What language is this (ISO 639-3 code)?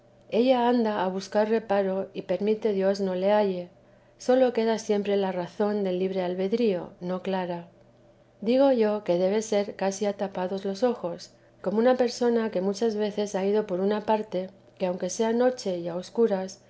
spa